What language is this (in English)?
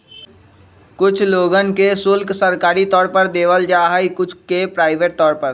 Magahi